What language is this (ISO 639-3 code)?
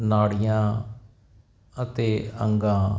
pan